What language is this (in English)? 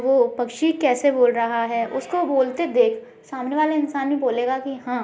Hindi